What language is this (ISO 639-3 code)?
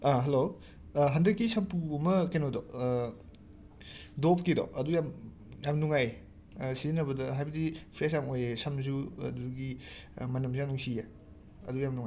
mni